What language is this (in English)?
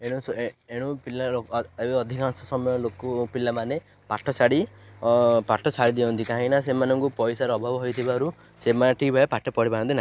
Odia